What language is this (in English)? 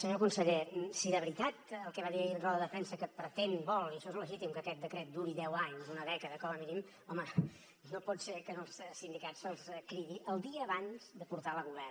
Catalan